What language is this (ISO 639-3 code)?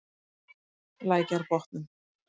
isl